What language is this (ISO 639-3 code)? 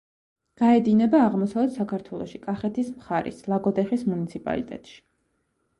kat